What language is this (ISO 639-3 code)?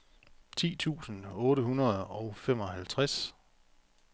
dan